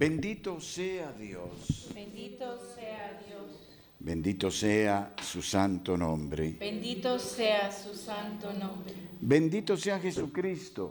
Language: Spanish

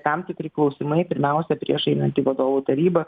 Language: Lithuanian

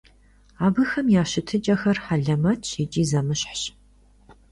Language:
Kabardian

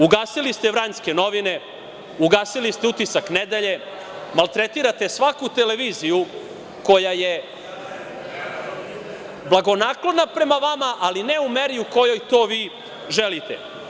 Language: Serbian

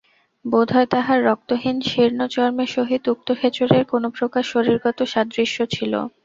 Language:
Bangla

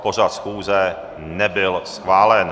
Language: Czech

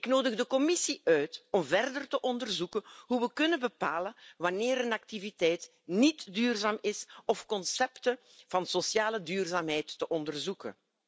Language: Dutch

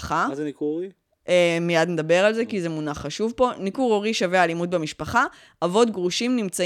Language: Hebrew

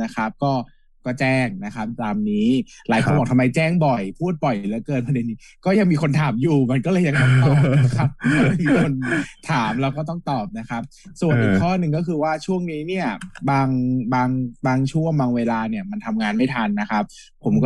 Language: Thai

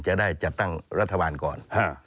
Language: Thai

